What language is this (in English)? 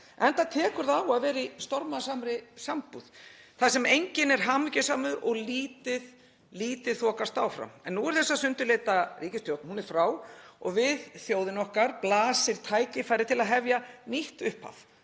Icelandic